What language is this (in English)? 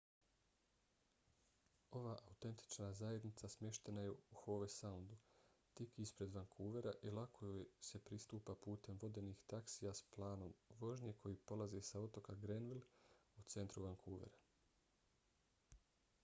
Bosnian